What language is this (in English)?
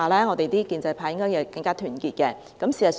Cantonese